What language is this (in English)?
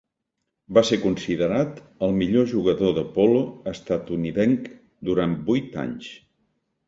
Catalan